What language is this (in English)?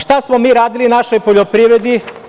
Serbian